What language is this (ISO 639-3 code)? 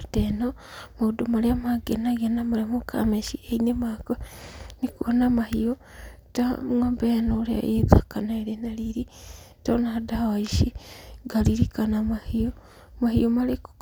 kik